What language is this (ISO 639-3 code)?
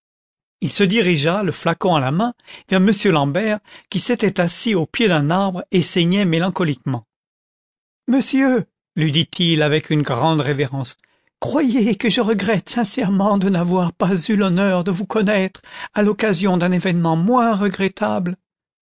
fra